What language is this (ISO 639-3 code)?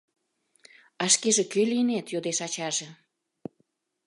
chm